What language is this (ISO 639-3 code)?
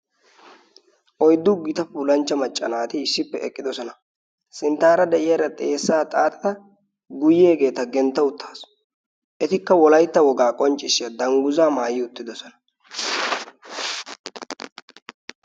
wal